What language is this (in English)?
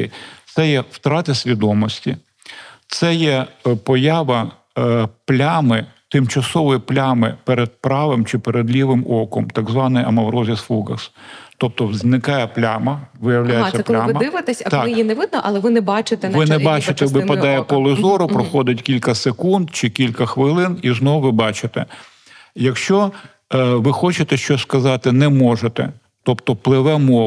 Ukrainian